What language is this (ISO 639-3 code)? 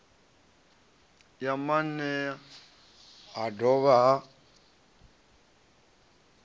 ven